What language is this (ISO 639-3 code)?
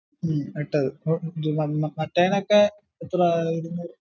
mal